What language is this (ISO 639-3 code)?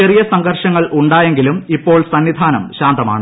mal